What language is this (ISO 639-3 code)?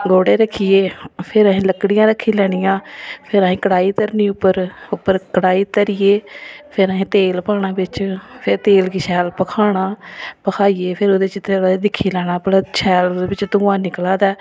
doi